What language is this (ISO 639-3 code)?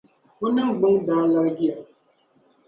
dag